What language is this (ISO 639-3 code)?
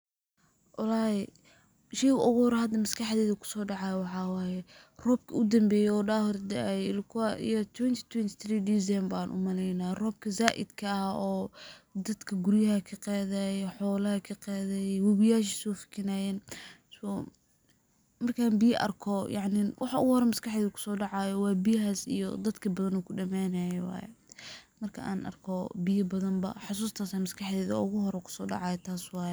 som